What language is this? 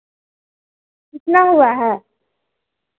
Hindi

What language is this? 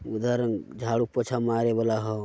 Magahi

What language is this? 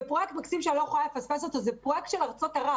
Hebrew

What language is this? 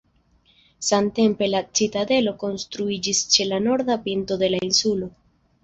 Esperanto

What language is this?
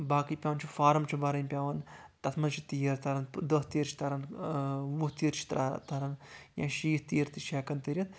Kashmiri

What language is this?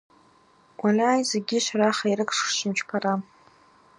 Abaza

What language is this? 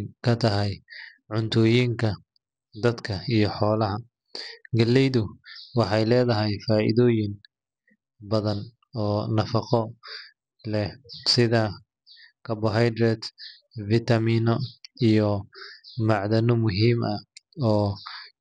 Somali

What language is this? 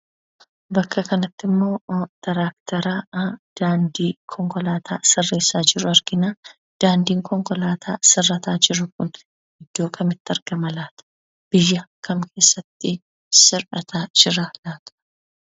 Oromo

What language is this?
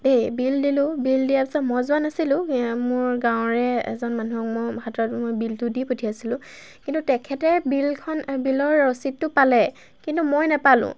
Assamese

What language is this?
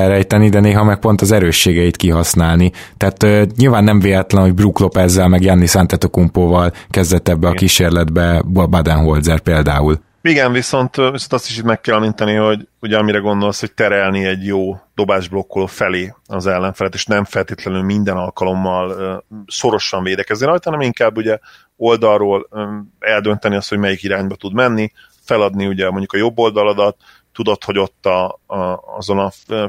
Hungarian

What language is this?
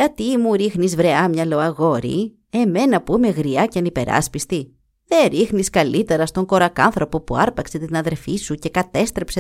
Greek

